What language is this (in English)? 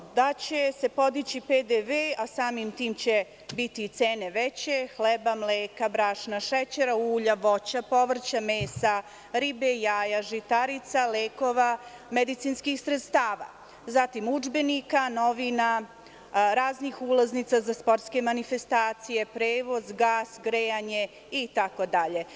Serbian